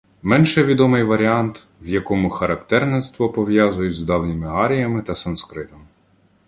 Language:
Ukrainian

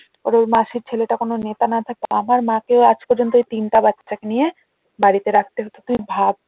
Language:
Bangla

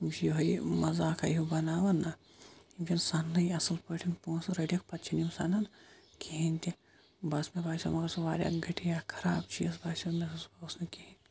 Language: Kashmiri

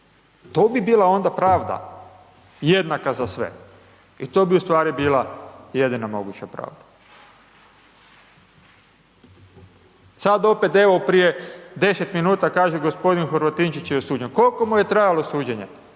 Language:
Croatian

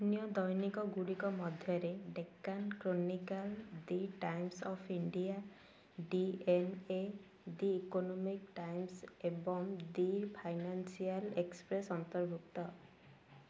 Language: Odia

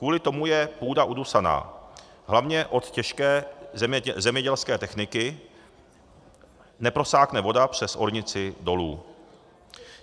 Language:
Czech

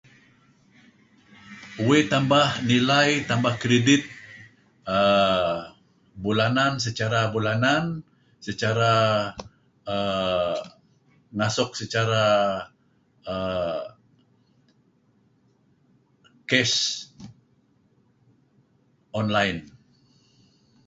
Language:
Kelabit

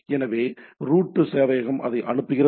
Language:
Tamil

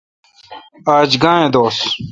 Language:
Kalkoti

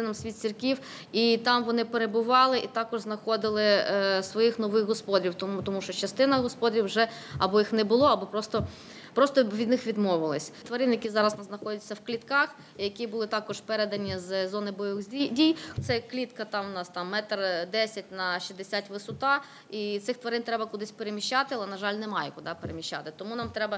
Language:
Ukrainian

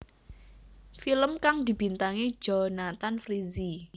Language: Javanese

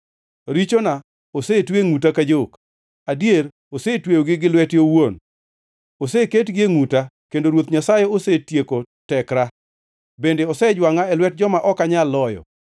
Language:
Luo (Kenya and Tanzania)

